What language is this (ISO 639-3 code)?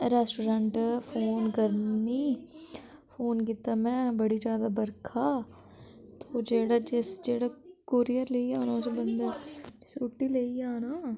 doi